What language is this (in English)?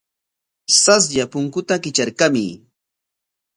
Corongo Ancash Quechua